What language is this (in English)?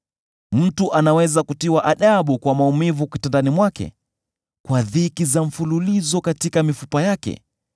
Swahili